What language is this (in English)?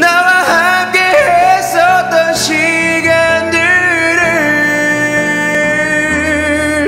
Korean